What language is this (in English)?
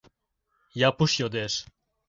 Mari